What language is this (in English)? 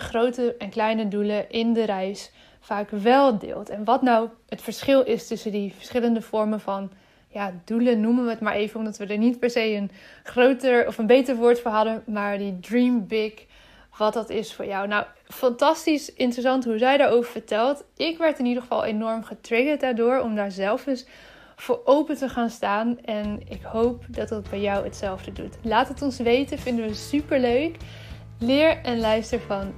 Dutch